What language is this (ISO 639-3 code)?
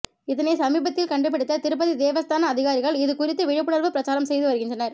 tam